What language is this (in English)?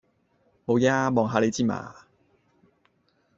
Cantonese